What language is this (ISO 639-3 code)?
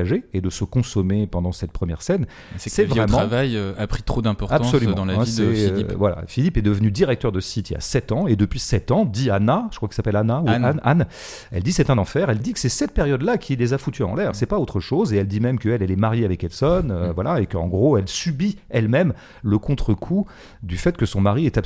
fra